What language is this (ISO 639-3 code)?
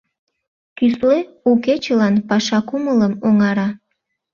chm